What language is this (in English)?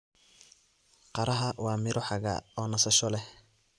Somali